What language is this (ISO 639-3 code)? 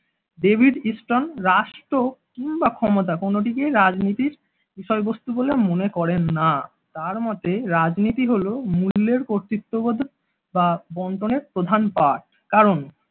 ben